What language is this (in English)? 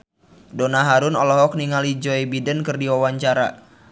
Sundanese